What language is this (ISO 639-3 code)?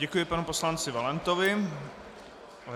ces